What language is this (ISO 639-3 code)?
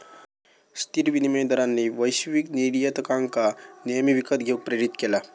mar